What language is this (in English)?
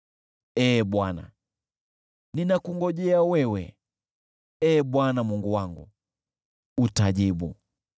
Swahili